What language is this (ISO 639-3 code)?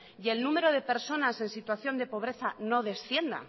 spa